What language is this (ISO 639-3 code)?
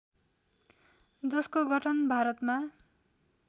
nep